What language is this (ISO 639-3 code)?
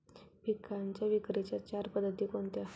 mar